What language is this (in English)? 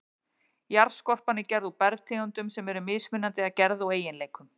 Icelandic